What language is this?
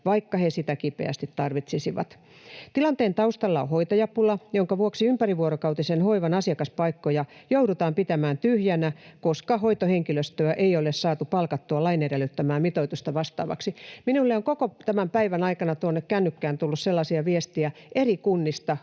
Finnish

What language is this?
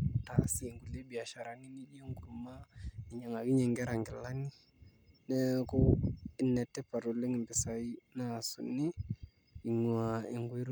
Masai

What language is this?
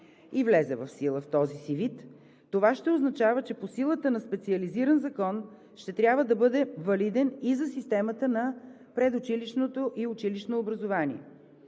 Bulgarian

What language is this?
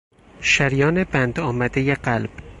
Persian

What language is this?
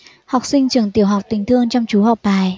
Vietnamese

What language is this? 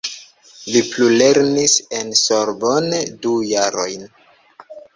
Esperanto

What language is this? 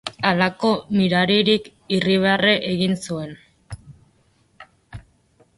Basque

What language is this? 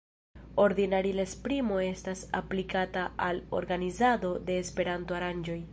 Esperanto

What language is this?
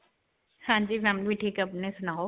Punjabi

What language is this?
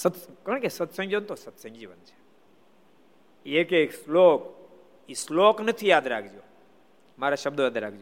Gujarati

